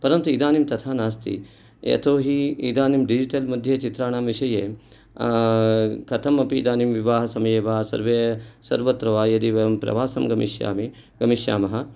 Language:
Sanskrit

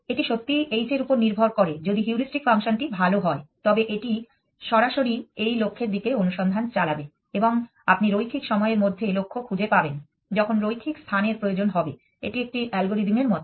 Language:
Bangla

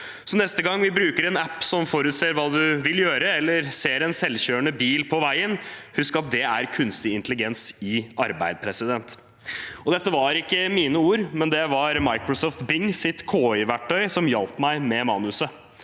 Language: Norwegian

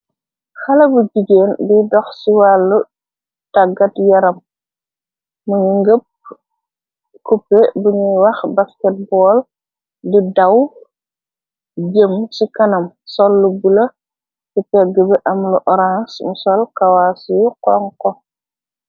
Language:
Wolof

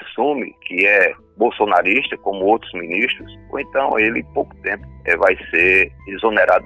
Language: Portuguese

